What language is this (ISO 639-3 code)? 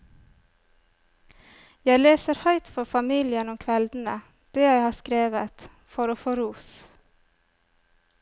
nor